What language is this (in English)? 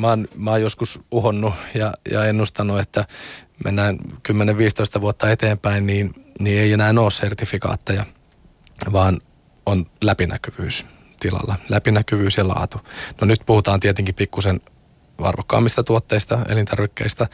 Finnish